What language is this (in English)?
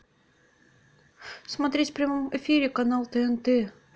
Russian